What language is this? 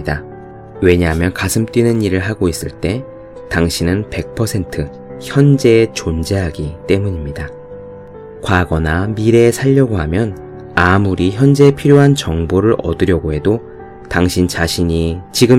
Korean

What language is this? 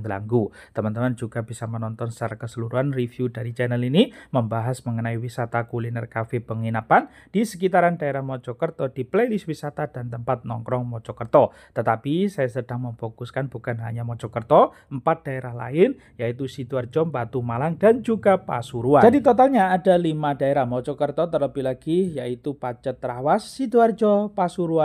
Indonesian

